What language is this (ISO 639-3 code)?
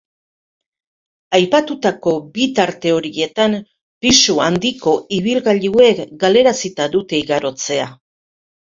eus